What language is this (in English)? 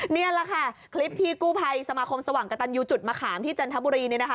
Thai